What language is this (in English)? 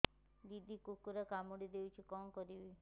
Odia